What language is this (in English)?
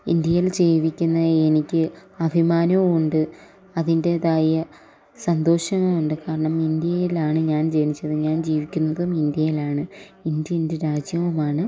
Malayalam